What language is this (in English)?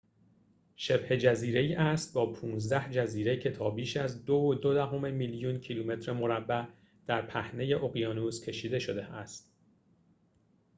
Persian